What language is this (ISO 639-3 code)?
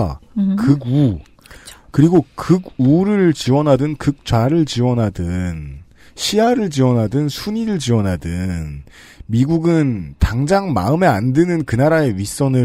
kor